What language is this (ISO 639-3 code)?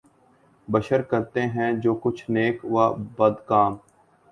urd